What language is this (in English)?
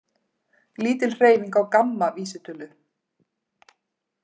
Icelandic